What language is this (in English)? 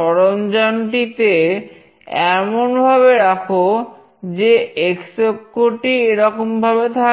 Bangla